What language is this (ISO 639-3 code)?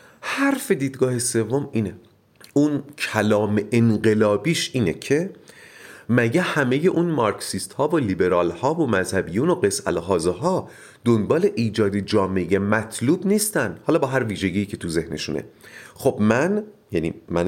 fas